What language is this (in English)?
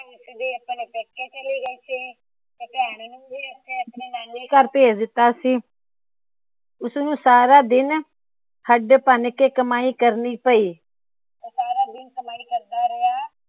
Punjabi